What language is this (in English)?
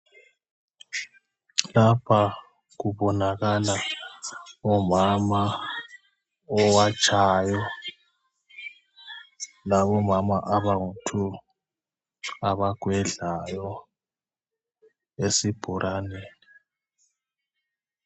North Ndebele